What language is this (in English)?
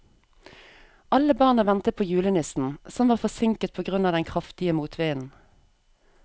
Norwegian